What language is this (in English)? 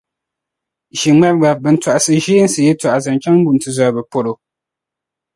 Dagbani